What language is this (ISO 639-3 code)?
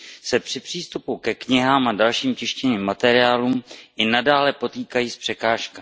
ces